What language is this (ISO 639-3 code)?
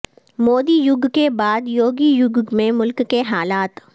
urd